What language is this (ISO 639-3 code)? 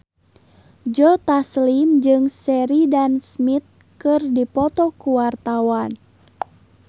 sun